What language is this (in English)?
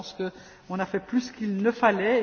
French